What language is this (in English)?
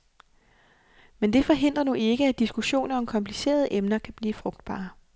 Danish